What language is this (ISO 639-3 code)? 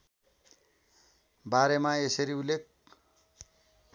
nep